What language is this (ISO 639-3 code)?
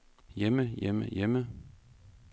dan